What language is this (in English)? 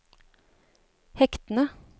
Norwegian